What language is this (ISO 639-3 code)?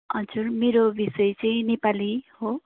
nep